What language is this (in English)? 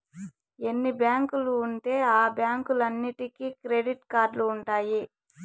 Telugu